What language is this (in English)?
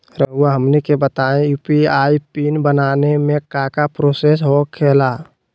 Magahi